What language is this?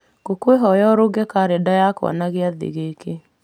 Kikuyu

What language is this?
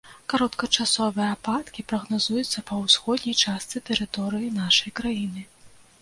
Belarusian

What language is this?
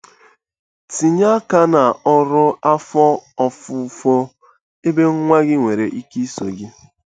Igbo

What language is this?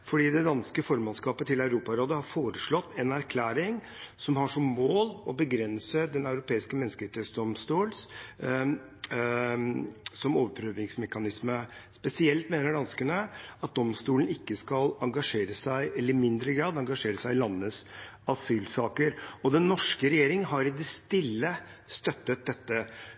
Norwegian Bokmål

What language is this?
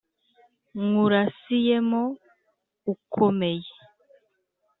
Kinyarwanda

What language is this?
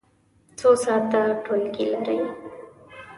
Pashto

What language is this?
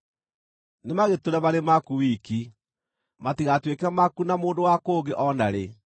Kikuyu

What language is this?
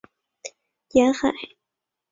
Chinese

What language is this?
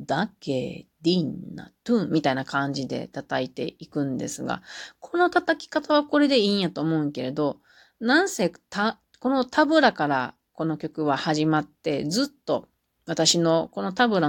Japanese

